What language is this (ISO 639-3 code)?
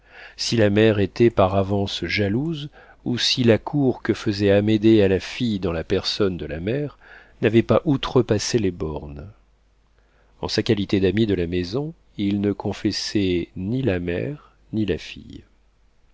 fra